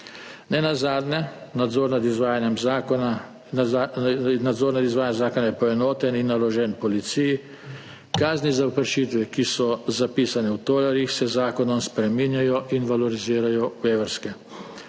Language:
Slovenian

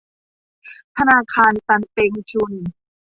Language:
Thai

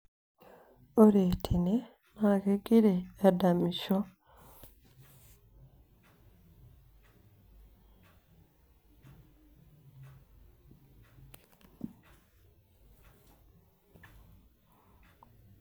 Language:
Masai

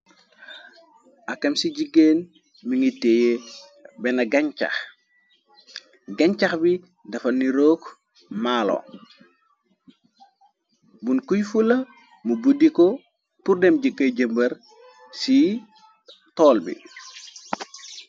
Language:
Wolof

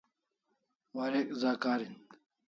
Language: Kalasha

